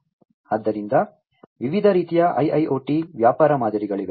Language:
Kannada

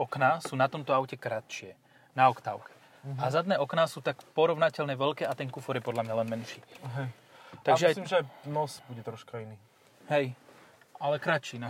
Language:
Slovak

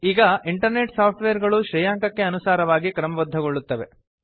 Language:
Kannada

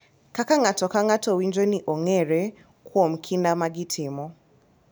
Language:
Luo (Kenya and Tanzania)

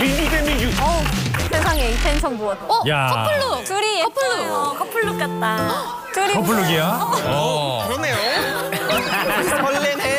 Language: Korean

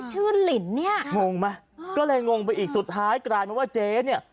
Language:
Thai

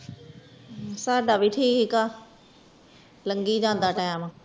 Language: Punjabi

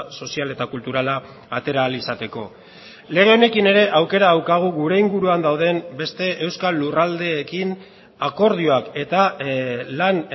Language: Basque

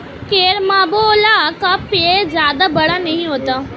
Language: Hindi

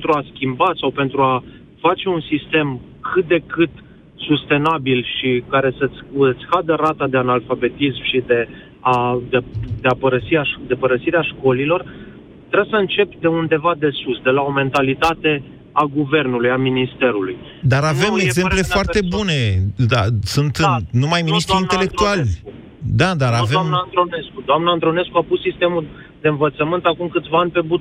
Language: Romanian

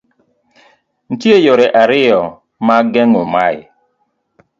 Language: Luo (Kenya and Tanzania)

